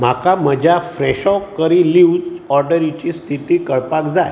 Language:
Konkani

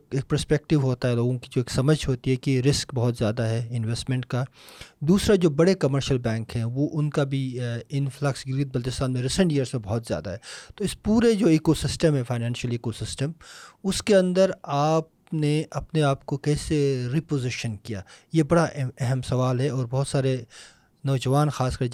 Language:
Urdu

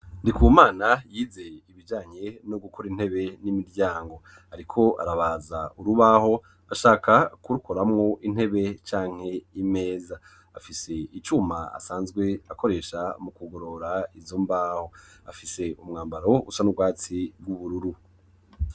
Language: Rundi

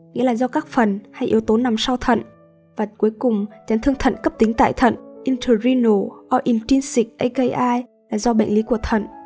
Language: Vietnamese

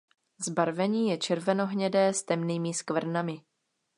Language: Czech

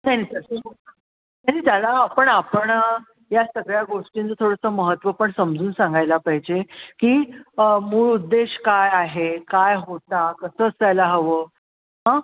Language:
Marathi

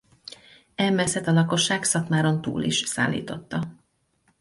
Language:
Hungarian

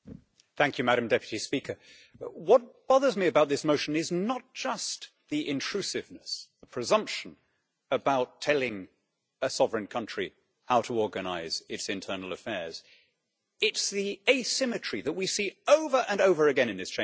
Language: English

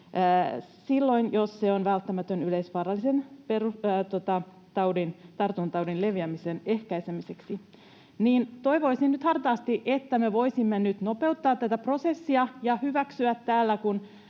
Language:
Finnish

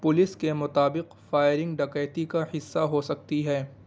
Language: Urdu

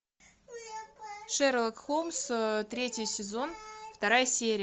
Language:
Russian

